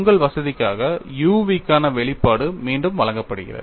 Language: Tamil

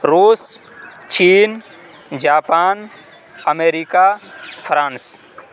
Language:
Urdu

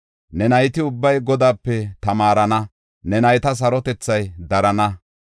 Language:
Gofa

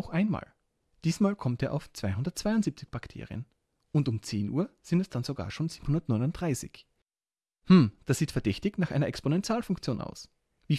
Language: German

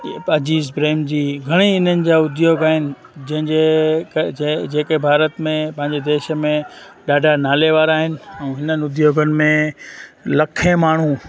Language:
Sindhi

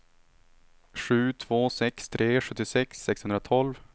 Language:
Swedish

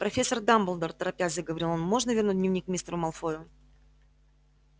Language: Russian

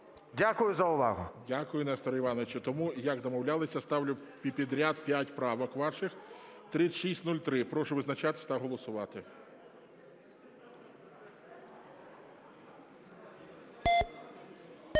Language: Ukrainian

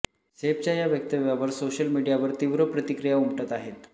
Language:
Marathi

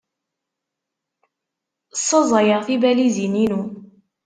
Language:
Kabyle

